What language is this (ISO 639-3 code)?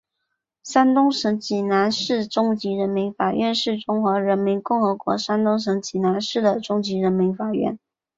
zho